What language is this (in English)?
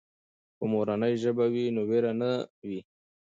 Pashto